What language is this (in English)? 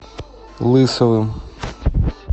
Russian